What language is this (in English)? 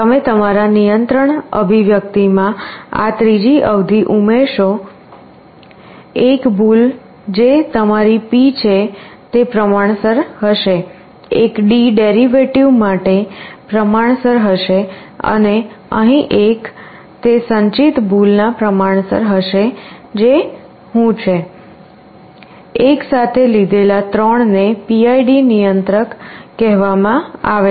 Gujarati